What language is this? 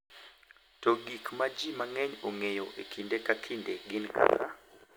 Luo (Kenya and Tanzania)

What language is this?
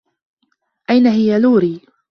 Arabic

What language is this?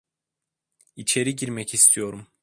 Turkish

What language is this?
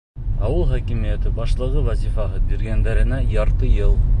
Bashkir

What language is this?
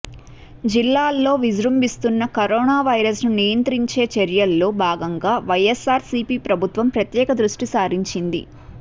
Telugu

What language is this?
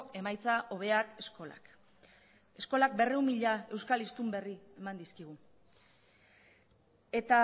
Basque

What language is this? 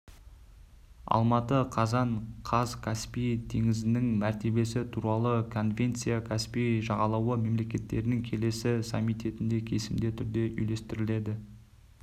Kazakh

